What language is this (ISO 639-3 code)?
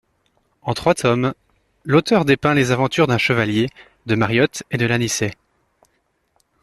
fra